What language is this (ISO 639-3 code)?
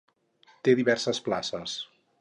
cat